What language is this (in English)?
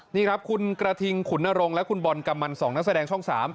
Thai